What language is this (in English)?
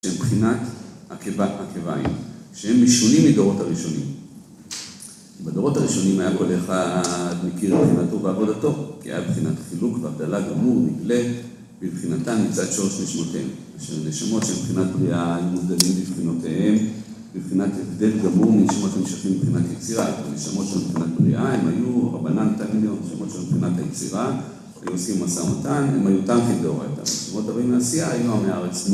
Hebrew